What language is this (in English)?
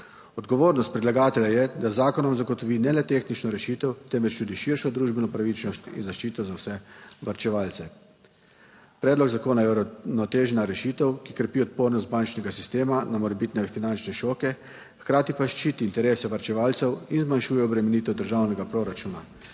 Slovenian